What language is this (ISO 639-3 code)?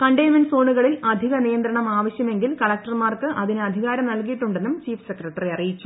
mal